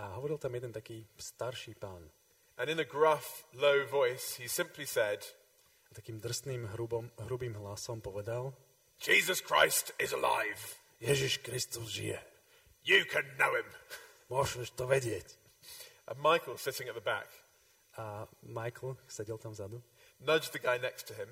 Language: Slovak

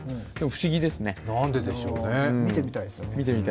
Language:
Japanese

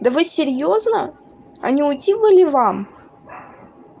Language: Russian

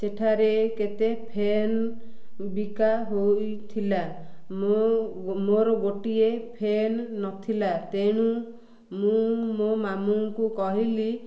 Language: Odia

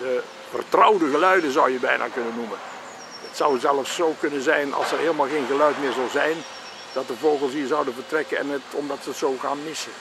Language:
Dutch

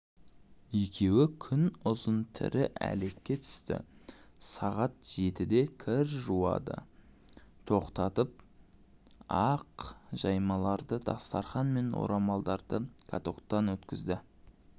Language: Kazakh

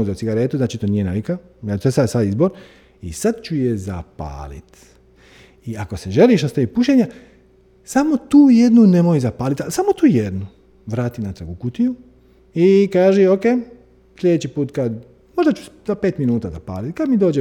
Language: Croatian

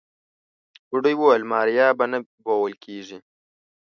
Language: Pashto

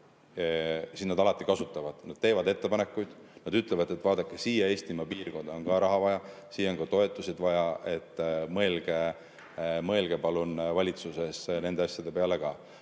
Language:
Estonian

